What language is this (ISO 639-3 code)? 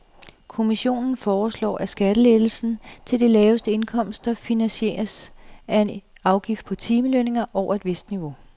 dan